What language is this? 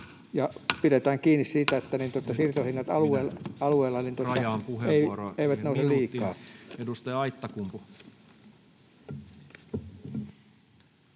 Finnish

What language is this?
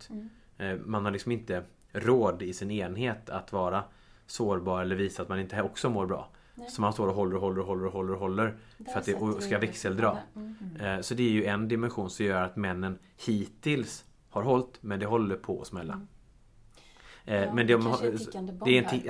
Swedish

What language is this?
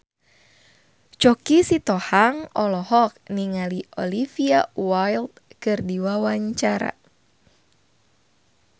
Sundanese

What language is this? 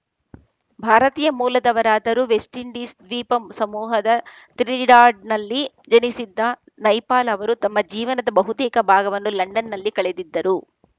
Kannada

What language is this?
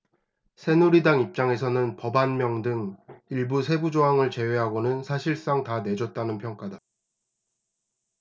Korean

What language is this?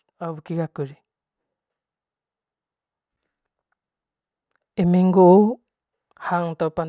Manggarai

